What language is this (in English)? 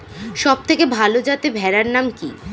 Bangla